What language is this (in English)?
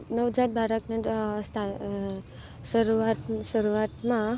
Gujarati